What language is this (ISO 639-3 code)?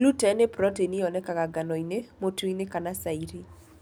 kik